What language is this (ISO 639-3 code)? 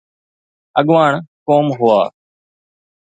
snd